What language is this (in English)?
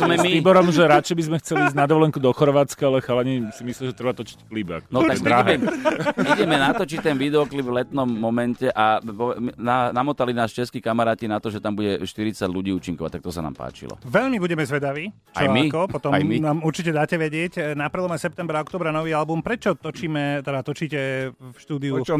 Slovak